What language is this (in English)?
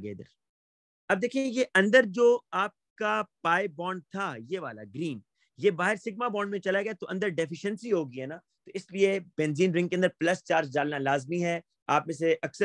Hindi